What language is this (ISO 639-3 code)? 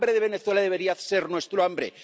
spa